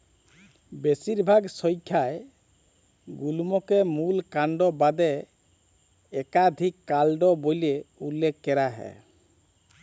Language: Bangla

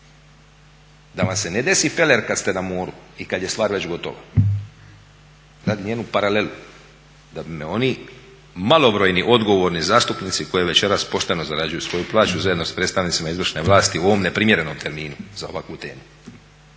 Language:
Croatian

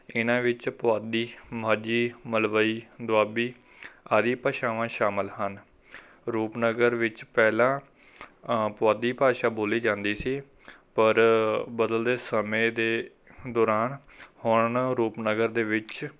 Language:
Punjabi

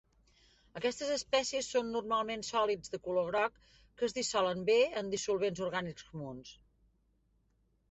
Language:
Catalan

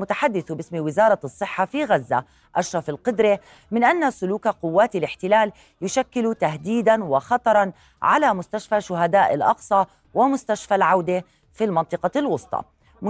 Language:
Arabic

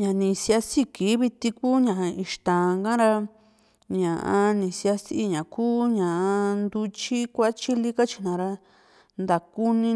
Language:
Juxtlahuaca Mixtec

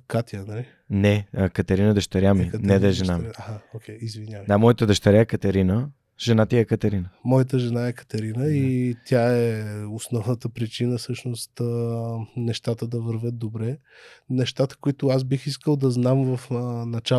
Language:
Bulgarian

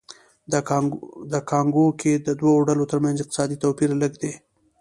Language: Pashto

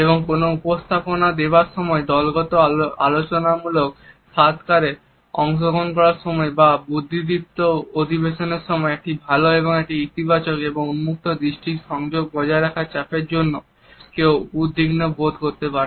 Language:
Bangla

